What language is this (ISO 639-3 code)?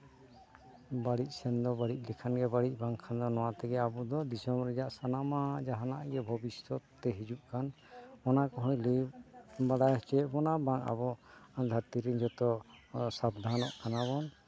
sat